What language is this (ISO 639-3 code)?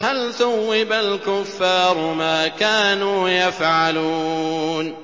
ara